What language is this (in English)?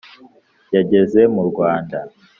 Kinyarwanda